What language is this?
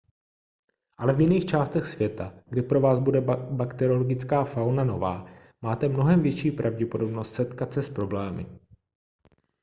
Czech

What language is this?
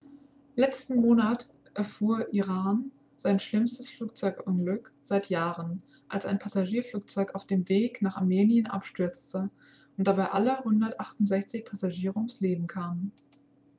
German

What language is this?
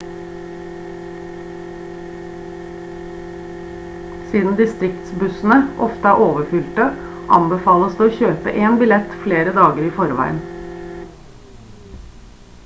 Norwegian Bokmål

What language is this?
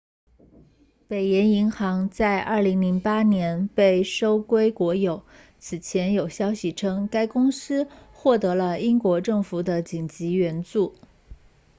Chinese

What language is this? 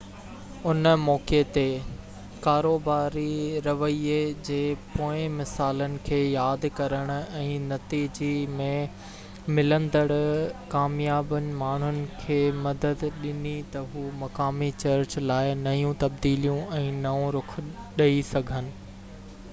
Sindhi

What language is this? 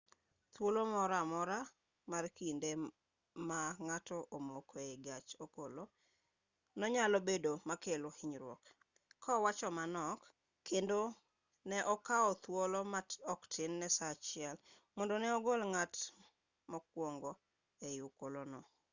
Luo (Kenya and Tanzania)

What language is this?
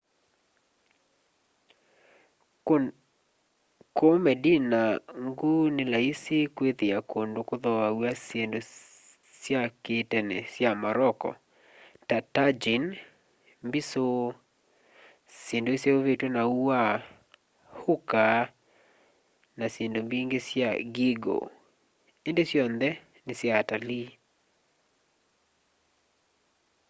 Kamba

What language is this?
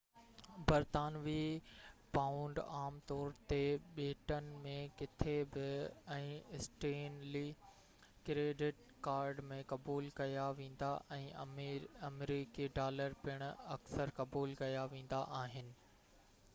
Sindhi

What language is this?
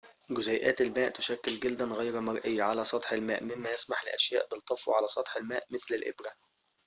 Arabic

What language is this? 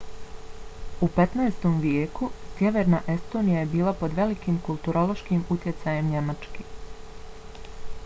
Bosnian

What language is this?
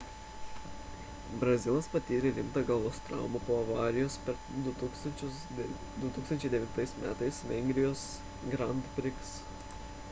Lithuanian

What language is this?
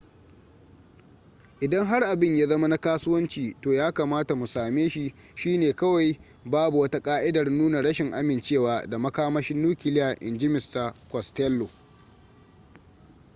Hausa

